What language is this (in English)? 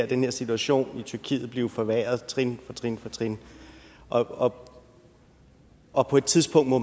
Danish